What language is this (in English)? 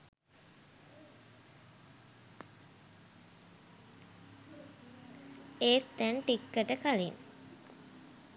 Sinhala